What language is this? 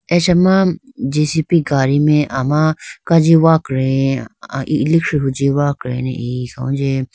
Idu-Mishmi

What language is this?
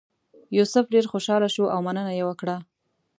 Pashto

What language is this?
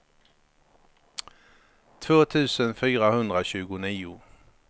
Swedish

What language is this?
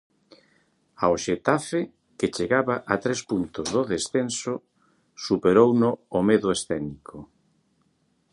Galician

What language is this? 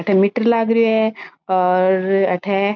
Marwari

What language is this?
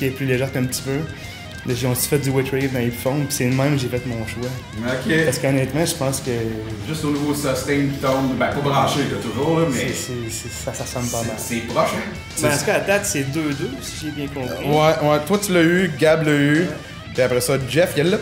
French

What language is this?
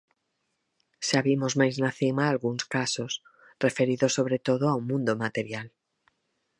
Galician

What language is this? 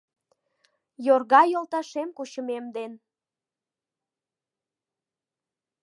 Mari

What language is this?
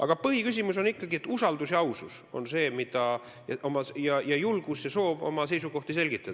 Estonian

